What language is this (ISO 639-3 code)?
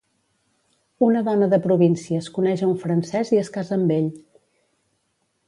cat